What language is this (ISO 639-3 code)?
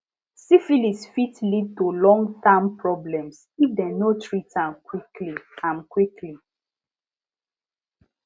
pcm